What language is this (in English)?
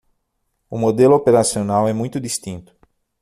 Portuguese